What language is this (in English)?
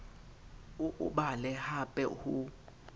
Southern Sotho